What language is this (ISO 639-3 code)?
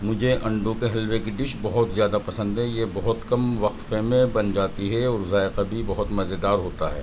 urd